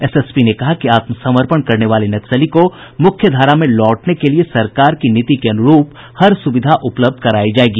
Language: Hindi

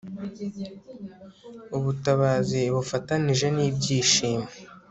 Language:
Kinyarwanda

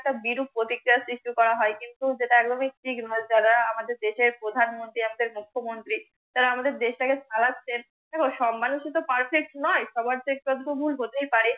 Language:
Bangla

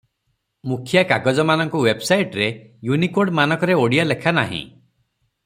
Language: Odia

